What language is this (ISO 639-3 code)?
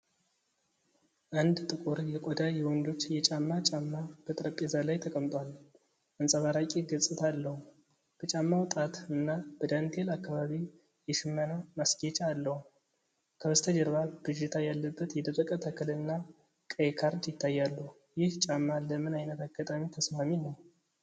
amh